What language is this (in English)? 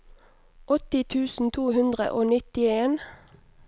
Norwegian